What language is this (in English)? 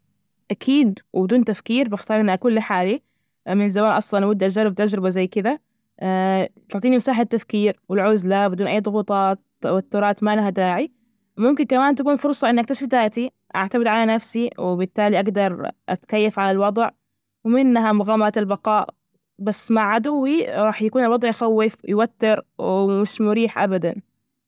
Najdi Arabic